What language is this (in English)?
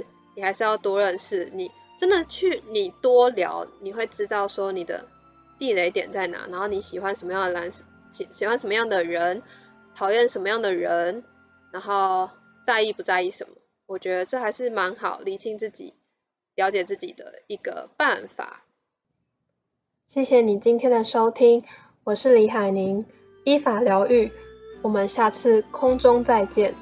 Chinese